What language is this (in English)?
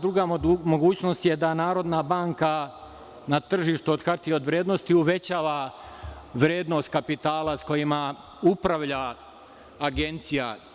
Serbian